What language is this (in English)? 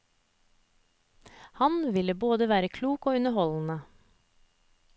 Norwegian